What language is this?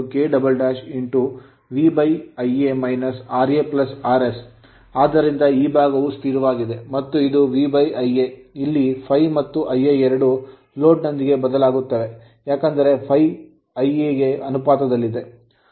Kannada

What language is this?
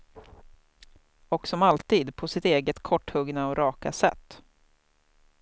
Swedish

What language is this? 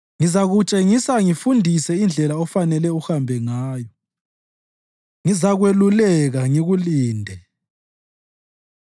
North Ndebele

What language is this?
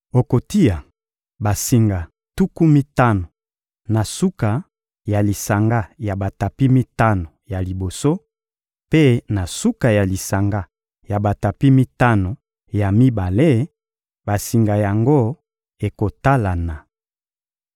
Lingala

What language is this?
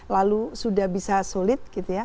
Indonesian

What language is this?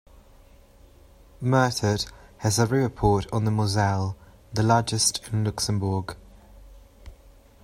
English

